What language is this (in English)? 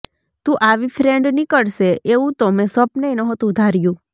Gujarati